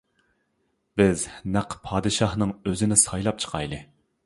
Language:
Uyghur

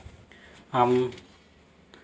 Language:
Santali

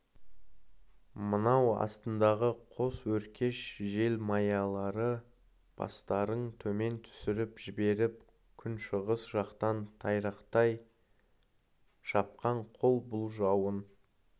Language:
Kazakh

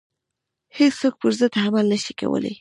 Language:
Pashto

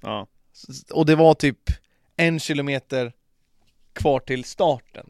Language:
Swedish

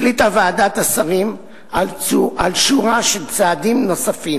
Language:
Hebrew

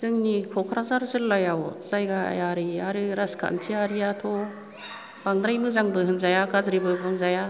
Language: Bodo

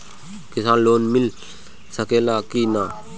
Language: Bhojpuri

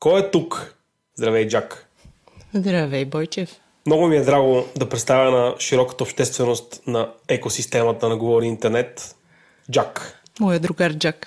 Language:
Bulgarian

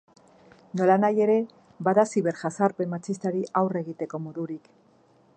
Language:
Basque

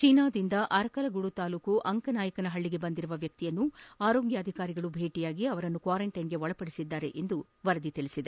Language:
Kannada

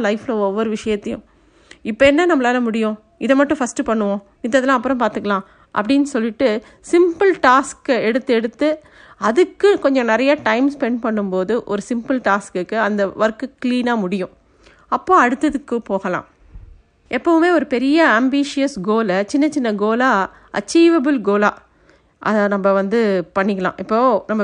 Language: Tamil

